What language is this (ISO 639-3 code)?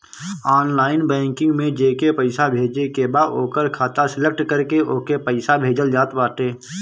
bho